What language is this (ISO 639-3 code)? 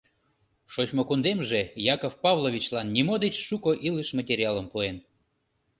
chm